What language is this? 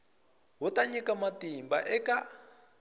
Tsonga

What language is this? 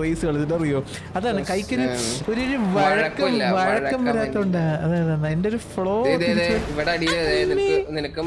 Malayalam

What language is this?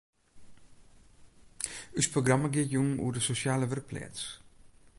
Western Frisian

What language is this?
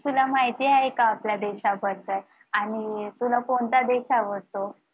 Marathi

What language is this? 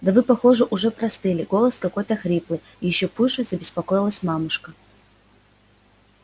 Russian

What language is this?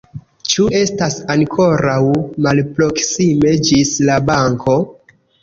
Esperanto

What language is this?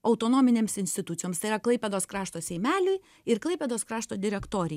Lithuanian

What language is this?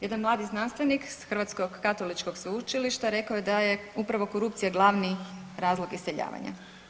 Croatian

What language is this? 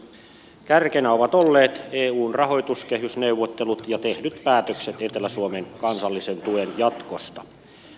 Finnish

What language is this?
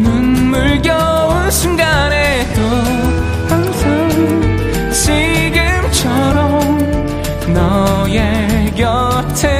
Korean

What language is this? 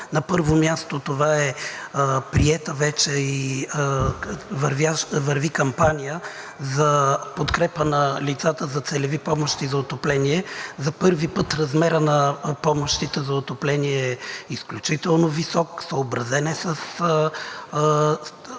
Bulgarian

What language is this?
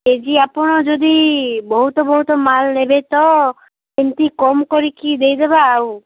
Odia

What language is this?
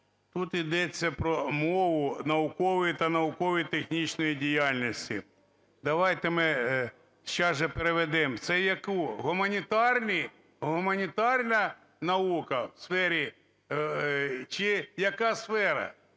Ukrainian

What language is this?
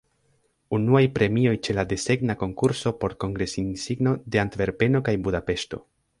Esperanto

